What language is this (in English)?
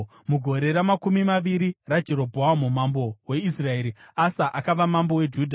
Shona